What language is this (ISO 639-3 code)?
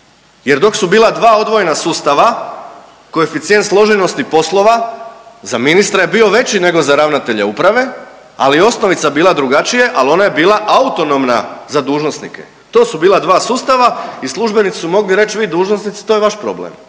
hrv